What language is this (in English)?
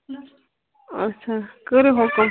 Kashmiri